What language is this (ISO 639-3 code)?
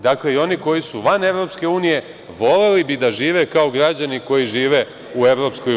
srp